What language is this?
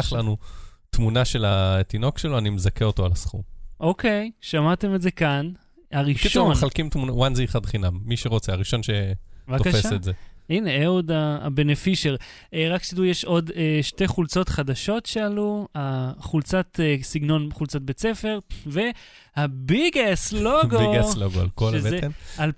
Hebrew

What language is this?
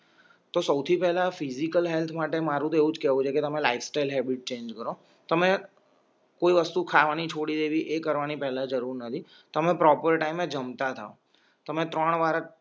Gujarati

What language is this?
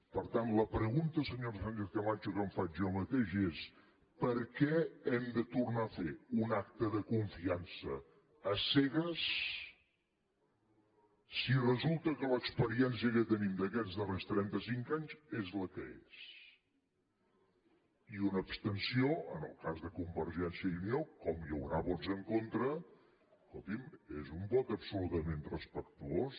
Catalan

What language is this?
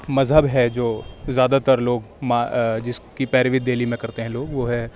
Urdu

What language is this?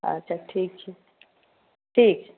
Maithili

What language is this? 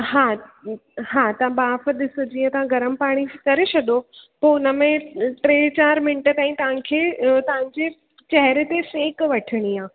Sindhi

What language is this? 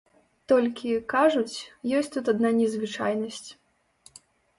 Belarusian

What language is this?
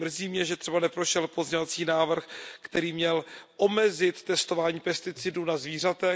Czech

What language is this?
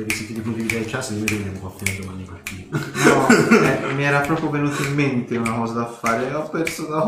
Italian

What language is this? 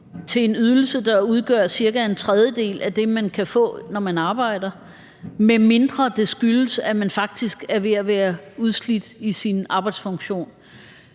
Danish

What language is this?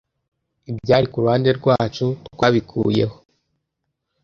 Kinyarwanda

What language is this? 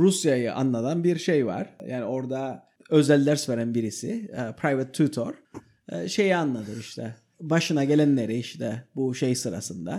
Turkish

